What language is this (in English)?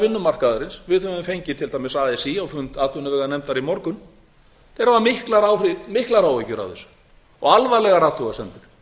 Icelandic